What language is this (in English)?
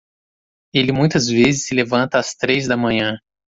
Portuguese